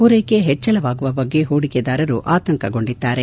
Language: Kannada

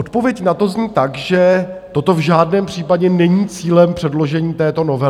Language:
Czech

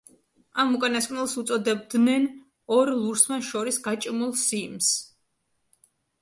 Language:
Georgian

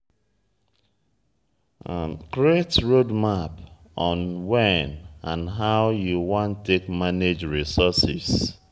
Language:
Nigerian Pidgin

